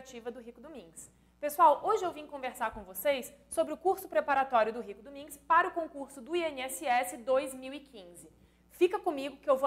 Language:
Portuguese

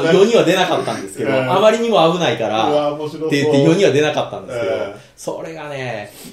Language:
Japanese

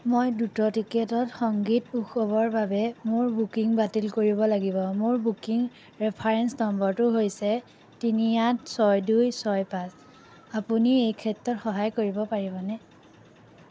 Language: Assamese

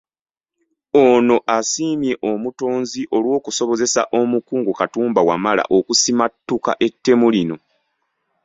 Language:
Ganda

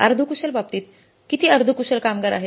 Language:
Marathi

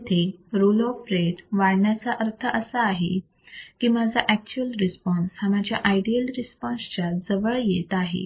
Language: Marathi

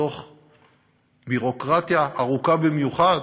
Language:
Hebrew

